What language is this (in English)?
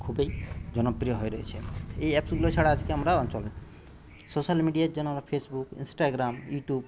Bangla